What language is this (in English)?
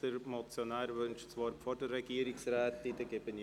Swiss German